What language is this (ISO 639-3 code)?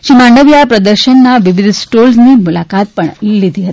guj